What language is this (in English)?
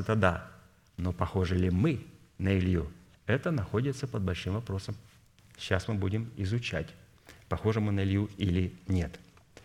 Russian